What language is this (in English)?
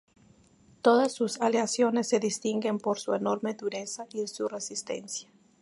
Spanish